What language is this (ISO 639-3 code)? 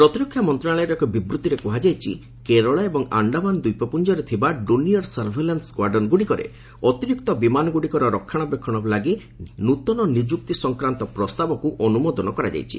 ori